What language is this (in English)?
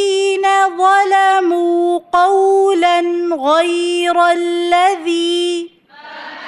Arabic